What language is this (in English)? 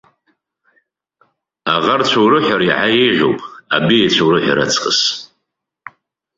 Abkhazian